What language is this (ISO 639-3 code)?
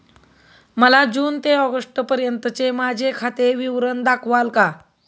mar